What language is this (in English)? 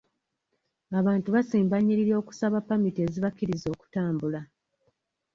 Ganda